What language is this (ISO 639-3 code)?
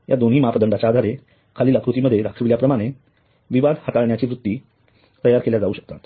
mar